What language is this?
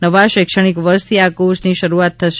Gujarati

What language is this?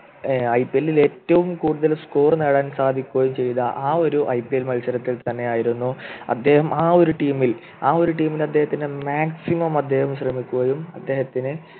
Malayalam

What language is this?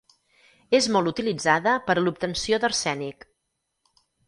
Catalan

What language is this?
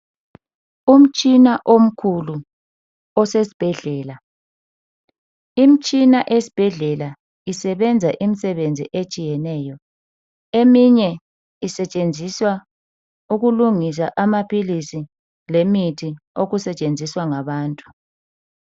North Ndebele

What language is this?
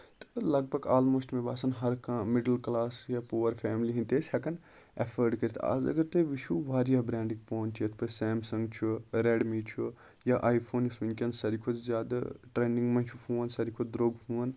Kashmiri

